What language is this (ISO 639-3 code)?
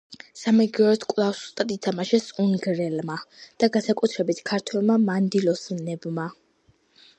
kat